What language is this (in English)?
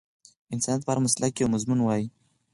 Pashto